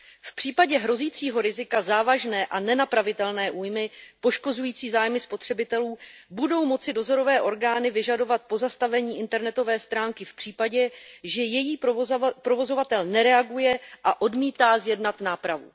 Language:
Czech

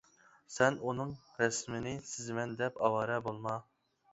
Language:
Uyghur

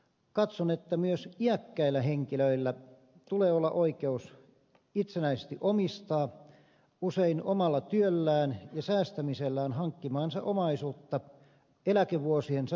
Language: Finnish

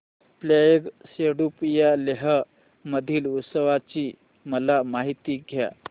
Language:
Marathi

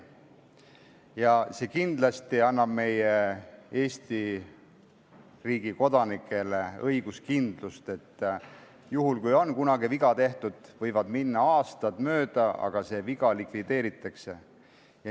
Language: Estonian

